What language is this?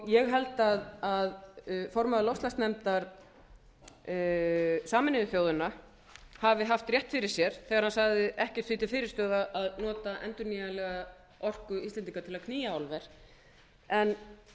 Icelandic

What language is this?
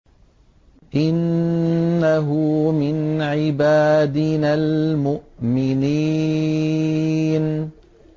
Arabic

